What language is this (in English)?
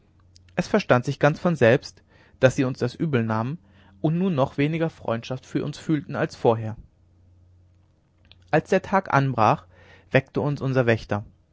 German